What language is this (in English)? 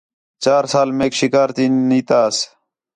Khetrani